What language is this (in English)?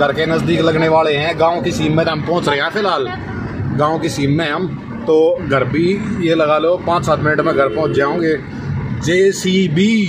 Hindi